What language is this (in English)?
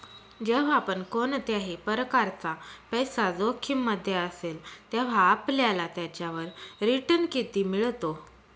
Marathi